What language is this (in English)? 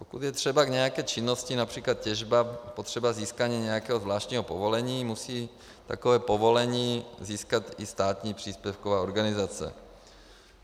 Czech